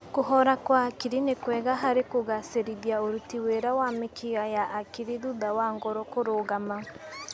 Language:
Kikuyu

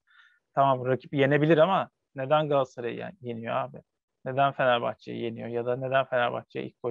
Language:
Turkish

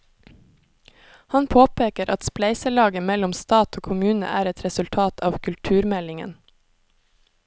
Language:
Norwegian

